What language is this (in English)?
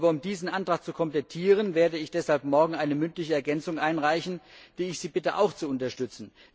German